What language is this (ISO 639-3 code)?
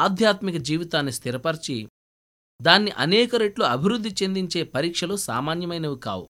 tel